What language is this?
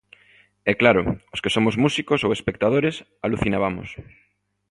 Galician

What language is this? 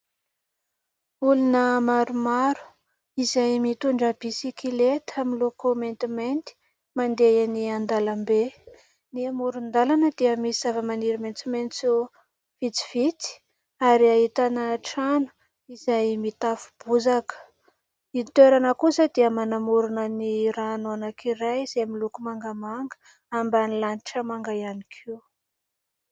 Malagasy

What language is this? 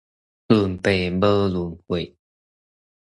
Min Nan Chinese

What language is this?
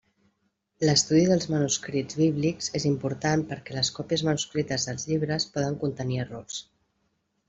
Catalan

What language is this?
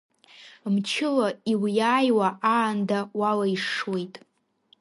Abkhazian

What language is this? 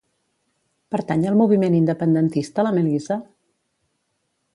Catalan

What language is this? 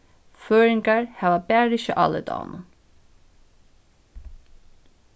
Faroese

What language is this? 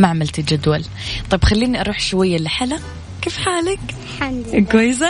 Arabic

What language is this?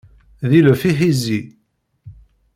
Kabyle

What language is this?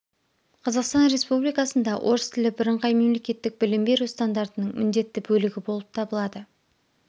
Kazakh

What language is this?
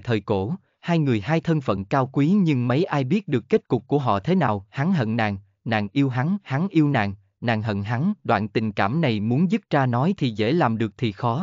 Vietnamese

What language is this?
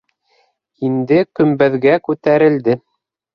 Bashkir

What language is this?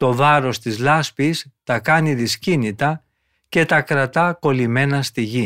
Greek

